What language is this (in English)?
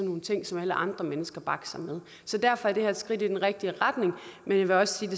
Danish